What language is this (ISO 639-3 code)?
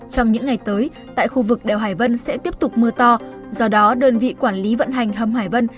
vie